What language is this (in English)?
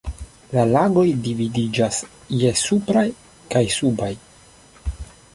Esperanto